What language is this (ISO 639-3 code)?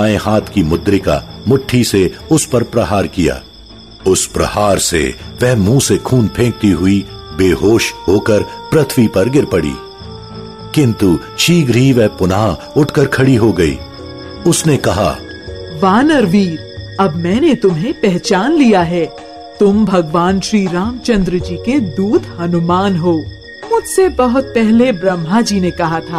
hin